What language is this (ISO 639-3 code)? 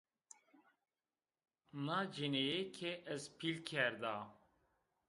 zza